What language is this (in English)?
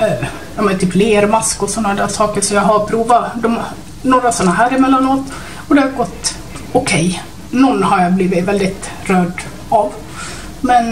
Swedish